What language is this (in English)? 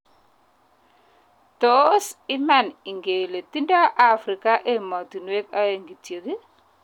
Kalenjin